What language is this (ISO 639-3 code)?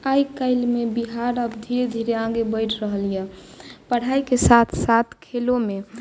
mai